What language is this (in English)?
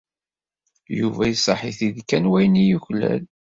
Kabyle